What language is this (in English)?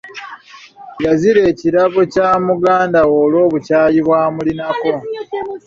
Ganda